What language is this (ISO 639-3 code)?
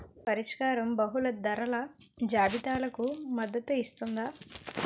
tel